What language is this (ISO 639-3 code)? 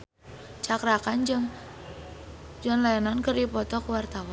sun